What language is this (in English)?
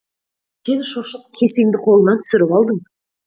Kazakh